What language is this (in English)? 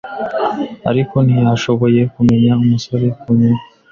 Kinyarwanda